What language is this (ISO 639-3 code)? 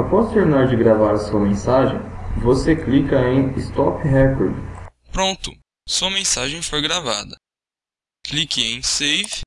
por